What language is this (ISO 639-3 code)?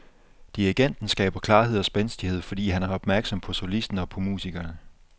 dan